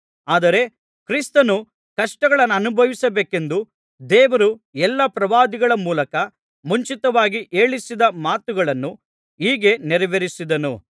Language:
Kannada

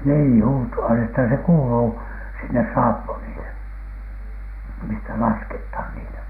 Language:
Finnish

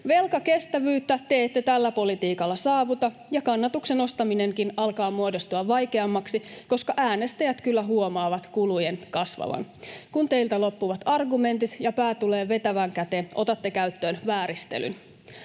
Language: Finnish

